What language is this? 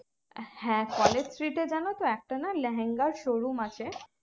Bangla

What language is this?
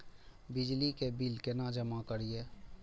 Maithili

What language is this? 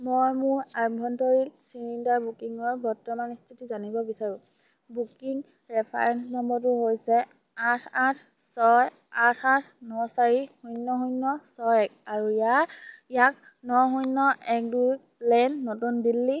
Assamese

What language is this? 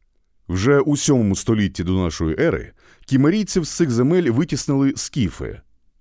Ukrainian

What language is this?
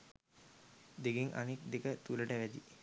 Sinhala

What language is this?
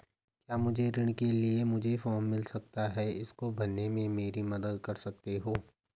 Hindi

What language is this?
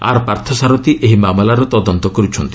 Odia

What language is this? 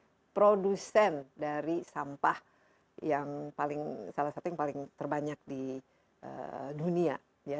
Indonesian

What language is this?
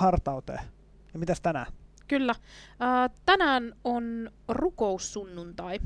Finnish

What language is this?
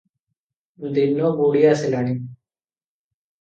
Odia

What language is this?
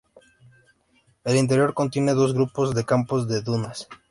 Spanish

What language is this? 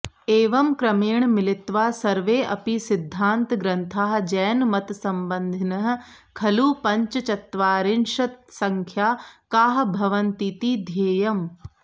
Sanskrit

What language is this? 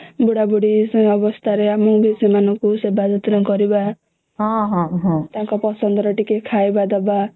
Odia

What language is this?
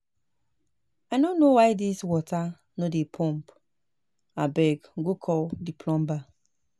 Nigerian Pidgin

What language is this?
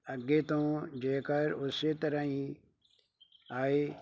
Punjabi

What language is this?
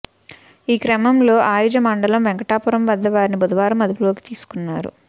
Telugu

